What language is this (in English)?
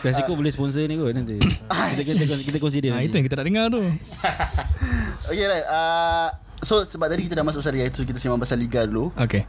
Malay